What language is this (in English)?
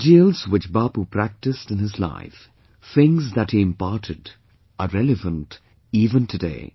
English